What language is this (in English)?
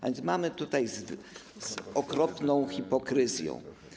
Polish